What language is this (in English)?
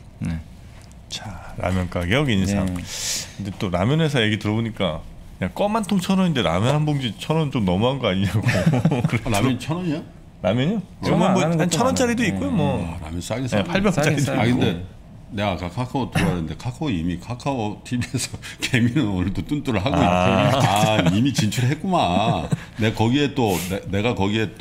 Korean